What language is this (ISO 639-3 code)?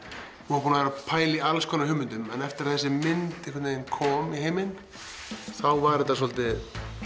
isl